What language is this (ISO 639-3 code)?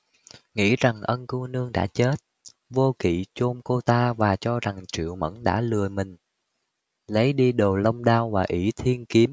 vie